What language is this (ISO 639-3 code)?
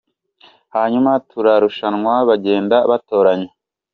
kin